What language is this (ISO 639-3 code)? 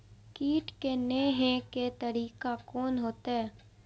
mai